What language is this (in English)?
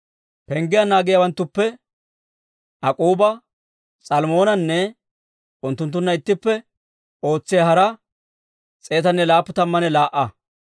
Dawro